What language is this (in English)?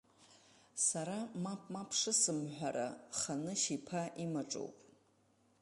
Abkhazian